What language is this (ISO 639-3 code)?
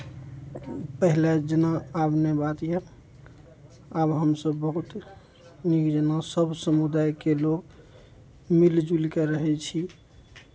mai